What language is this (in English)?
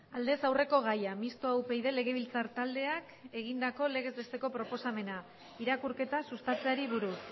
Basque